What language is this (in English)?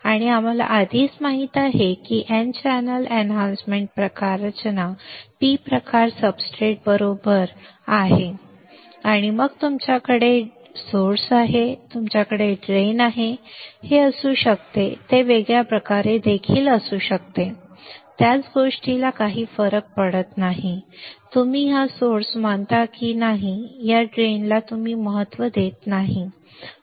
Marathi